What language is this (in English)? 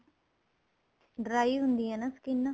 Punjabi